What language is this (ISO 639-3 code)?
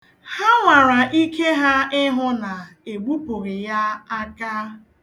ibo